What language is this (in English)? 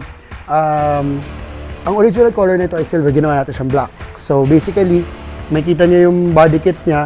Filipino